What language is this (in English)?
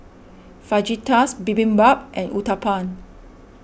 English